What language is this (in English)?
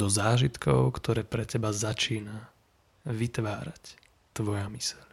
Slovak